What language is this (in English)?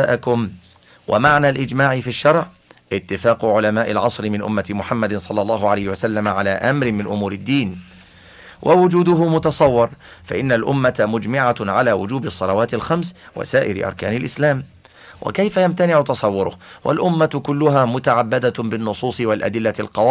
Arabic